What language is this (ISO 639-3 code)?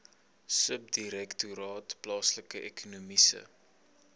afr